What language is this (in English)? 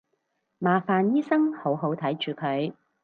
Cantonese